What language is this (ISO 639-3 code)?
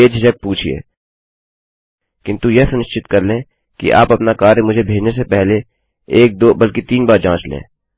hin